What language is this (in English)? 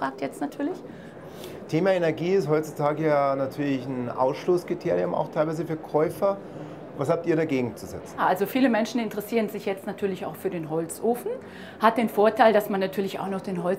German